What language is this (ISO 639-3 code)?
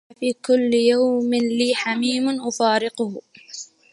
ara